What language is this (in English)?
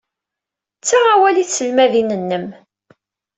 Kabyle